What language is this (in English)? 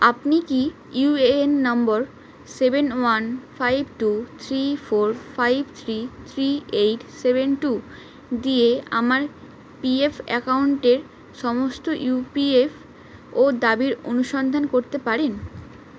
Bangla